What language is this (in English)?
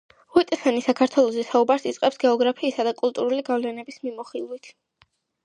Georgian